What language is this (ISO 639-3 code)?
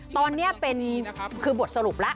tha